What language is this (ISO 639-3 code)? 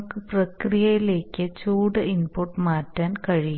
mal